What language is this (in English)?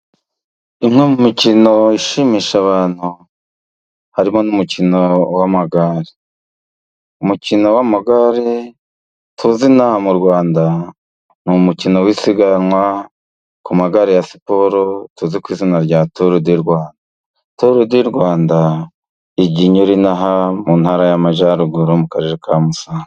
Kinyarwanda